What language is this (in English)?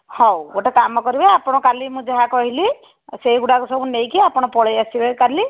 Odia